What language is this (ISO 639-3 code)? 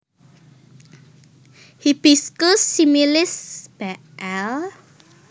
jav